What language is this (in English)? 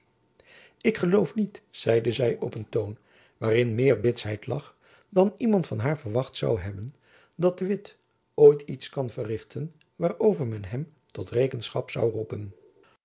Dutch